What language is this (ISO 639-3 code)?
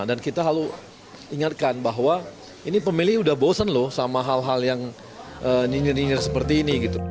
ind